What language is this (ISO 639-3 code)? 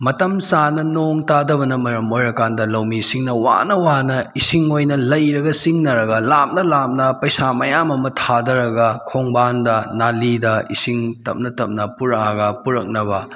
mni